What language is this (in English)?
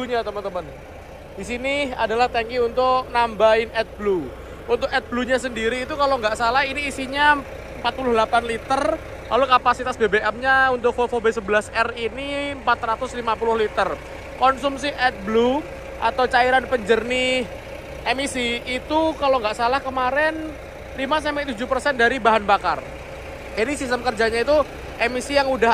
Indonesian